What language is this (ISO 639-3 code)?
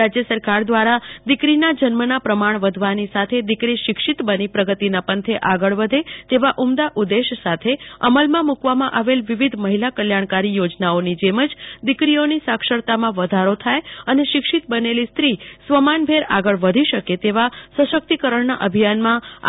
guj